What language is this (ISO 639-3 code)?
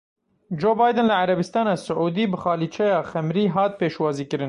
kur